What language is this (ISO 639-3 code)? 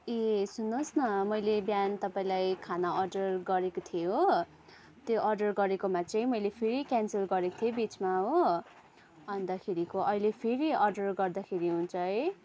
nep